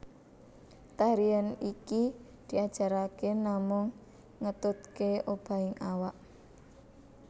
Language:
Javanese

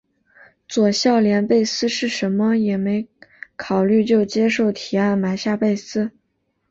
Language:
Chinese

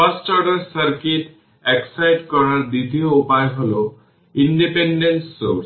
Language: Bangla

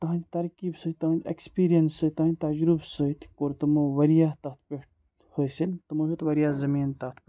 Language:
Kashmiri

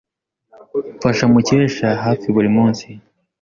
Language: Kinyarwanda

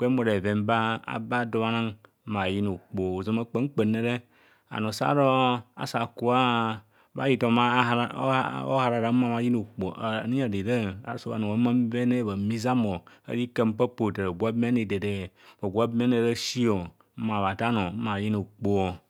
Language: Kohumono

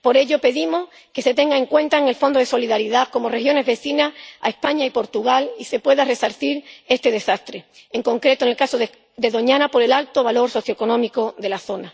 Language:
Spanish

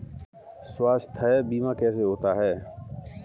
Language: Hindi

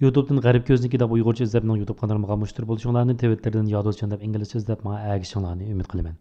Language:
Turkish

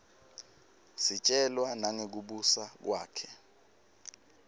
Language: Swati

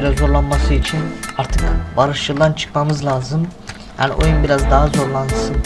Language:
Turkish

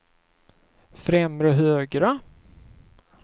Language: Swedish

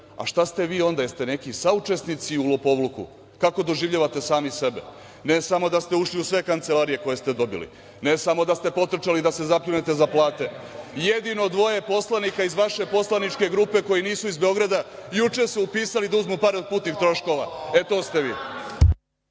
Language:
Serbian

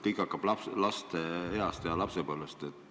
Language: Estonian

